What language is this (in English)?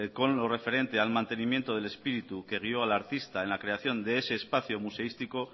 Spanish